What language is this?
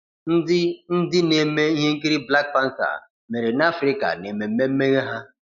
Igbo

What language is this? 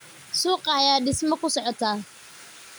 Somali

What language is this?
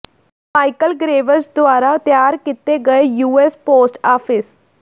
Punjabi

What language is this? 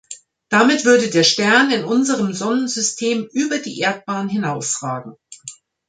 German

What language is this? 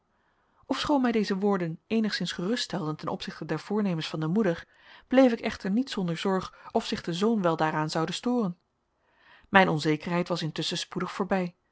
Dutch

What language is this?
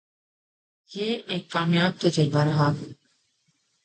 Urdu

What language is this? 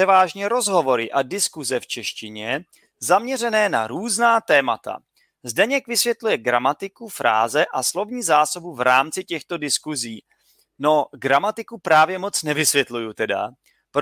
Czech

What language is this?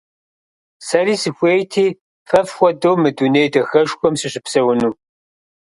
Kabardian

